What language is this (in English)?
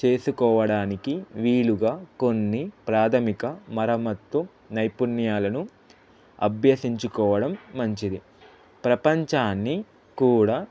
Telugu